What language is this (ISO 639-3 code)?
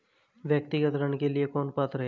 hin